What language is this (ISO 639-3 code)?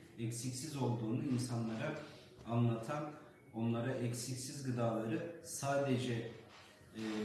tur